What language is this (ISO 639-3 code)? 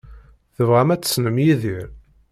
kab